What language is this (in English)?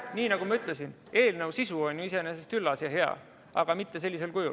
Estonian